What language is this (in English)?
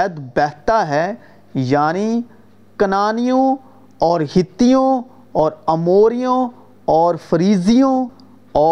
Urdu